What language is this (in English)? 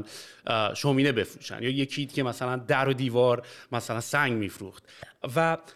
Persian